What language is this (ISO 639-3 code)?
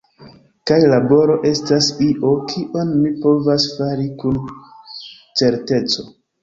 epo